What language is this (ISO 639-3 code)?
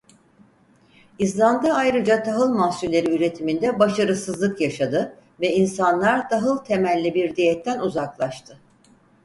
tur